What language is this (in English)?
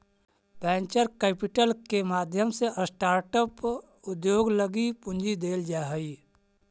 Magahi